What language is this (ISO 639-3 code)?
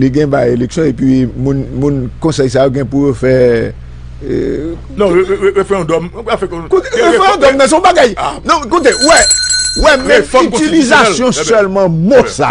fra